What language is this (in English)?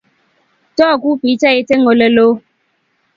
Kalenjin